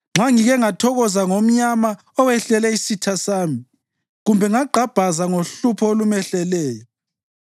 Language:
North Ndebele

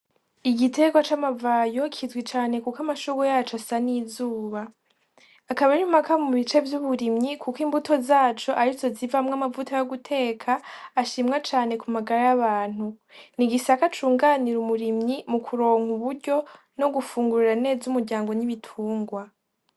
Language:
Rundi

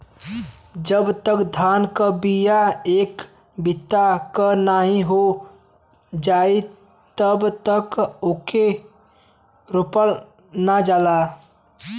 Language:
Bhojpuri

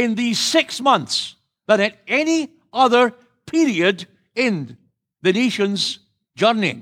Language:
English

